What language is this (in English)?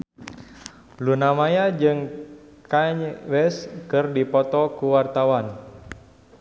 Sundanese